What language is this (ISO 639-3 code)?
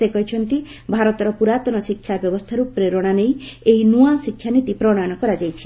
ori